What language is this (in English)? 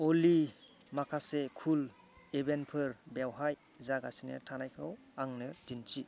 Bodo